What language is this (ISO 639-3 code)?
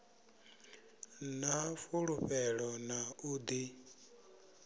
ven